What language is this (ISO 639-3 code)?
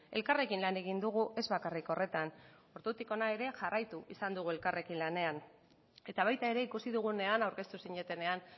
eus